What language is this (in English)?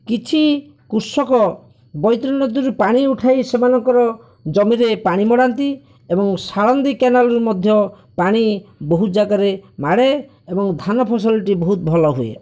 Odia